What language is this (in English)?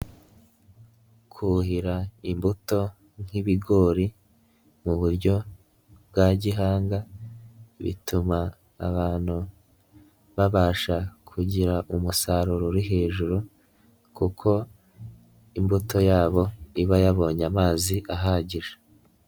Kinyarwanda